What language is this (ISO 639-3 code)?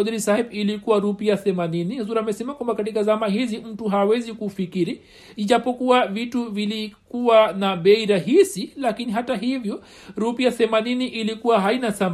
swa